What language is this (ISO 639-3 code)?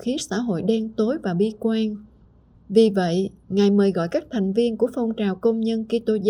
vie